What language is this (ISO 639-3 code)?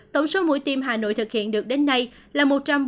vie